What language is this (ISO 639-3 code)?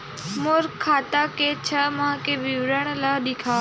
hne